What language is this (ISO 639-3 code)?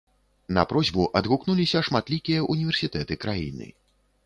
bel